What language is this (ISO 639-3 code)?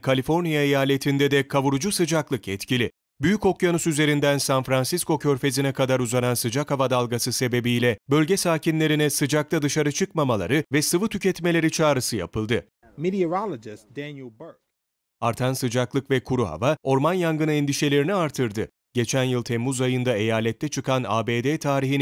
tur